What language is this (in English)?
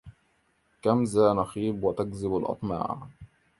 Arabic